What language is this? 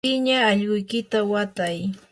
Yanahuanca Pasco Quechua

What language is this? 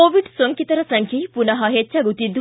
Kannada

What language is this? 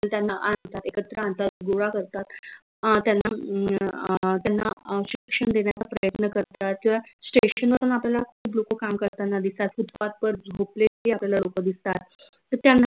Marathi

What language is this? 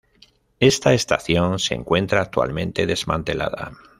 Spanish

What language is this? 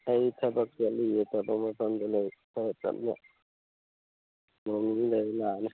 Manipuri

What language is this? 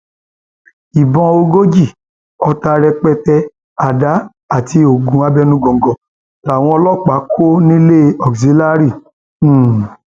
Yoruba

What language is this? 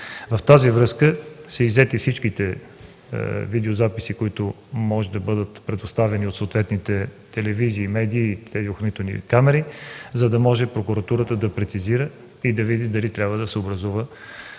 Bulgarian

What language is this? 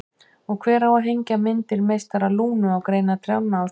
Icelandic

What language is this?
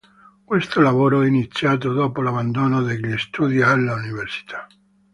Italian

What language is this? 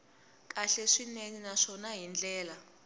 Tsonga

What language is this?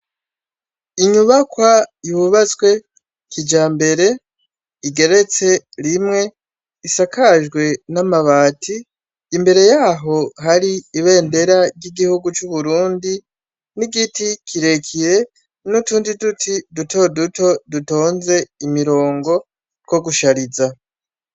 Rundi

